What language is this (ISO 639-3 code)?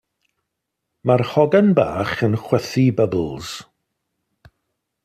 cym